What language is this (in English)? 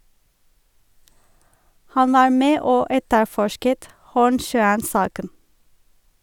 Norwegian